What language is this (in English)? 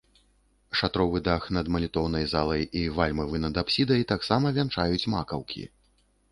Belarusian